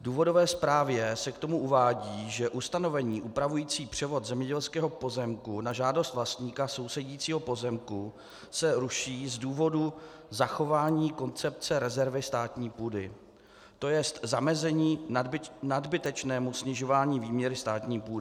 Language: Czech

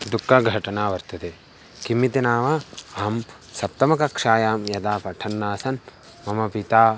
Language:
Sanskrit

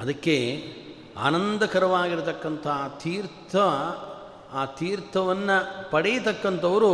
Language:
Kannada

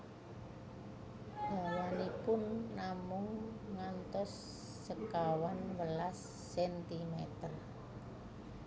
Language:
Javanese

